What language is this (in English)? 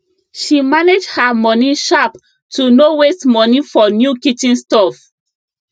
Nigerian Pidgin